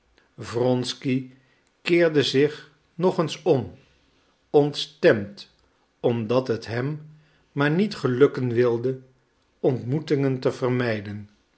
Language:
Dutch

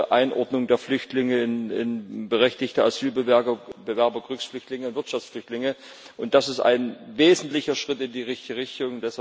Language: German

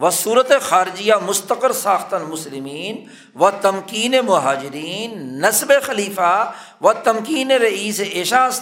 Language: Urdu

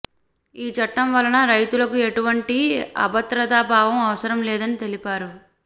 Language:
Telugu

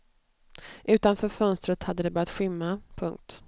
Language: Swedish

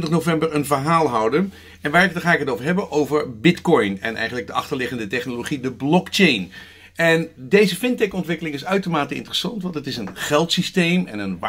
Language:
Dutch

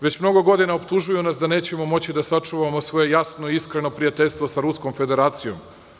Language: Serbian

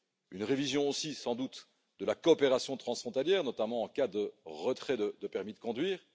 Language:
French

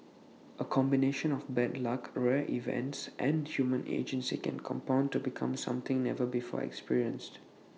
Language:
English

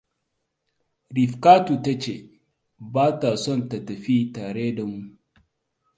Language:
Hausa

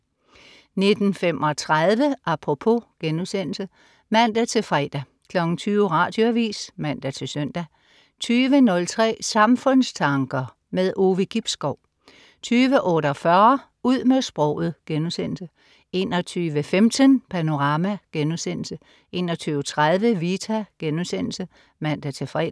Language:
Danish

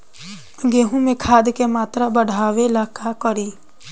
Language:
Bhojpuri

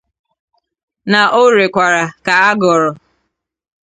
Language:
Igbo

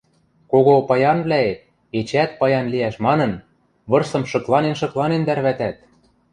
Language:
Western Mari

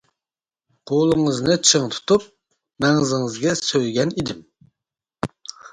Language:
Uyghur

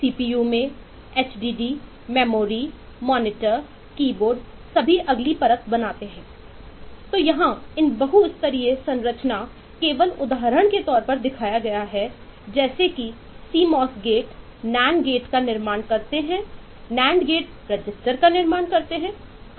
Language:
Hindi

